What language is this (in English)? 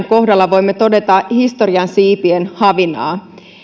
Finnish